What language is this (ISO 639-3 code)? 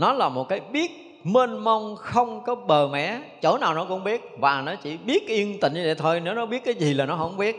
vie